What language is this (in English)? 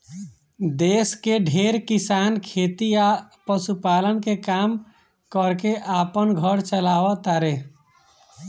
Bhojpuri